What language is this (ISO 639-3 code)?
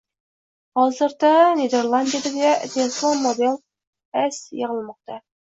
uzb